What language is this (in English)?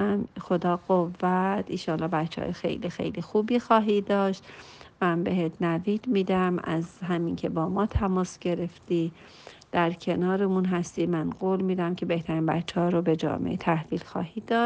Persian